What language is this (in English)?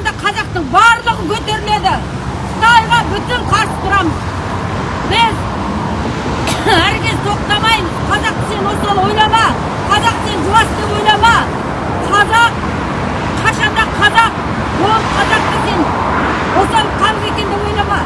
Kazakh